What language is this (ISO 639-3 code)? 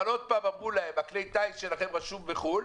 heb